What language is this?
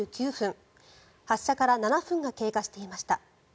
Japanese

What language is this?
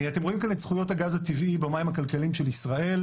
Hebrew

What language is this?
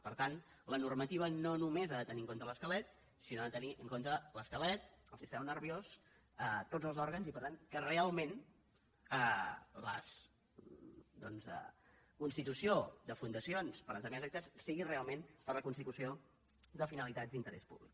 Catalan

